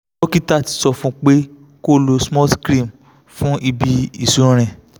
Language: Yoruba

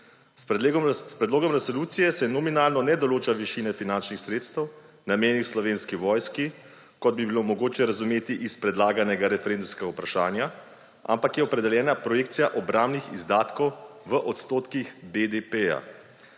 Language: Slovenian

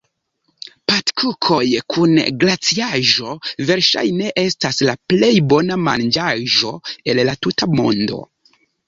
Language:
Esperanto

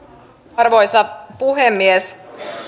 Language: Finnish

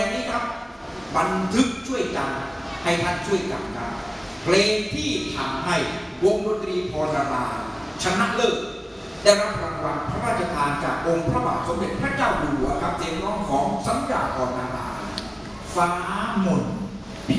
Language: Thai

